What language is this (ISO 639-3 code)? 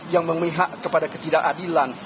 ind